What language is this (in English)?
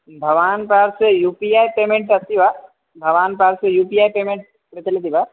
Sanskrit